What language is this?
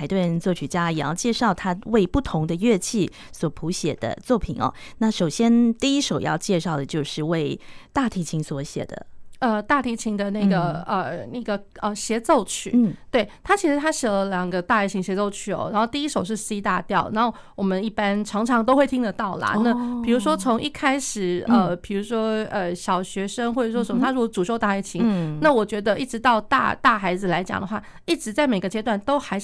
Chinese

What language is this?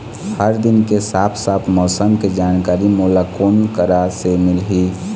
Chhattisgarhi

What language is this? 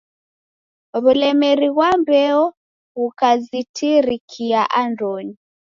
Taita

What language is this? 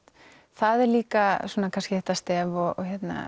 Icelandic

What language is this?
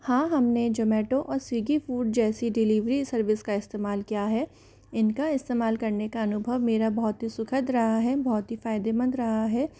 Hindi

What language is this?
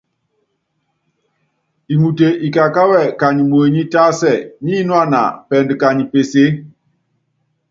Yangben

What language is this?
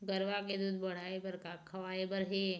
Chhattisgarhi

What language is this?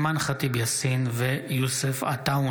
Hebrew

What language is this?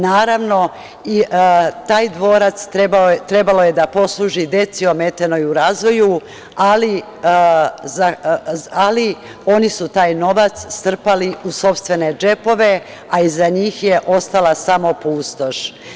Serbian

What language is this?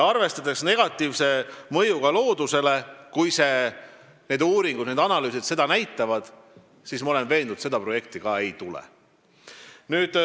Estonian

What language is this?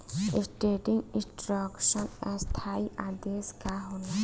Bhojpuri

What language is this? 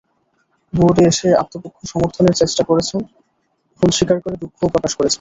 Bangla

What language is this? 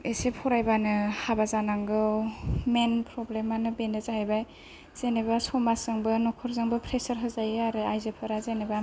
Bodo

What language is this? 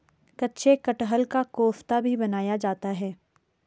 Hindi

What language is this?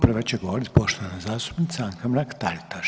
Croatian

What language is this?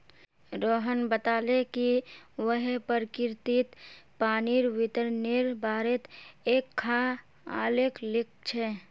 Magahi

